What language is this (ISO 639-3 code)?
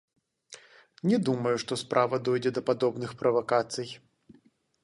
bel